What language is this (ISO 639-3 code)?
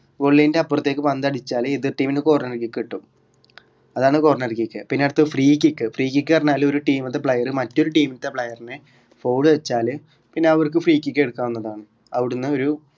mal